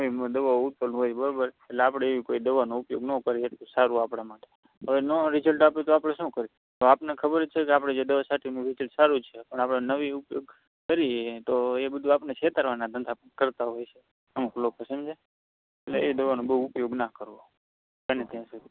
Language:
Gujarati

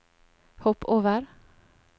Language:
Norwegian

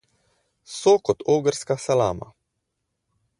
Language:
Slovenian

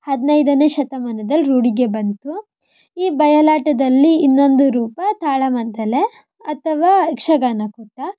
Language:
Kannada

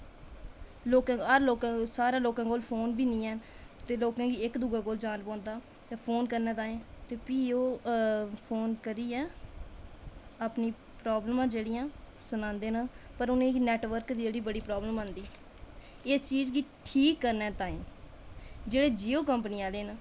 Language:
Dogri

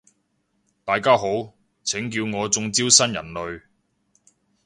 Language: Cantonese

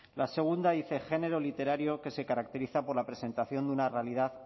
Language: Spanish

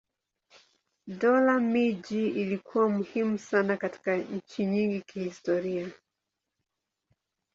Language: Swahili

